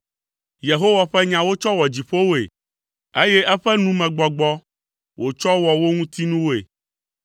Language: Ewe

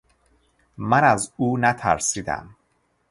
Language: Persian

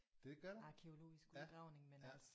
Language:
Danish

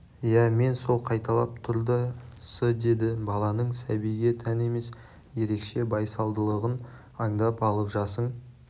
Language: Kazakh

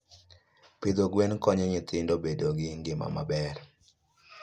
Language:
Luo (Kenya and Tanzania)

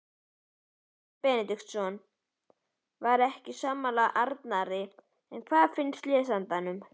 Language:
Icelandic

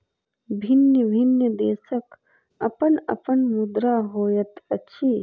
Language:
Maithili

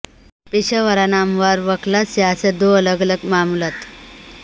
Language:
Urdu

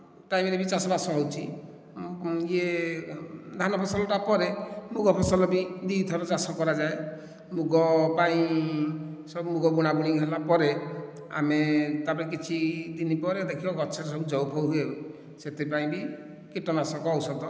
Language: Odia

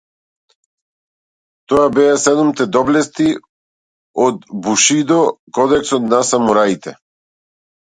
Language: Macedonian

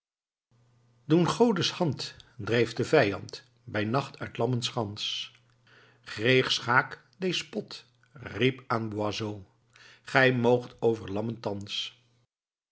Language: Dutch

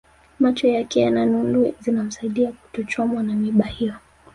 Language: Swahili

